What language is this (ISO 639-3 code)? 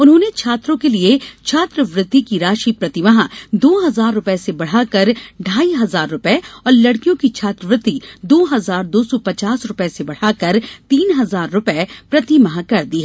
hin